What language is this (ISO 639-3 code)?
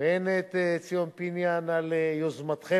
heb